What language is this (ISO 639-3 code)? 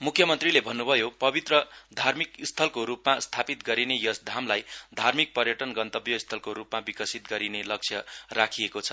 nep